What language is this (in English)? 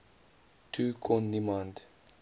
Afrikaans